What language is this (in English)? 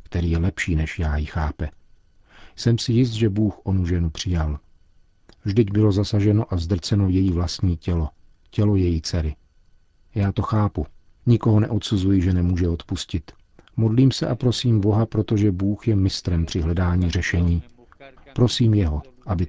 Czech